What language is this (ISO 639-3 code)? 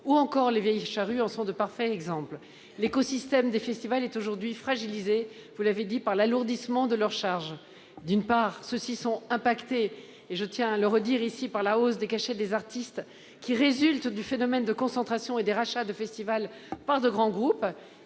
fra